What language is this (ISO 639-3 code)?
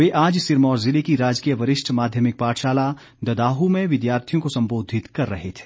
hin